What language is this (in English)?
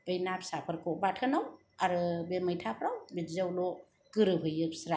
Bodo